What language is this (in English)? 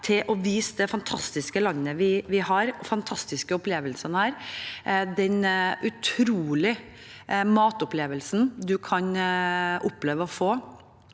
Norwegian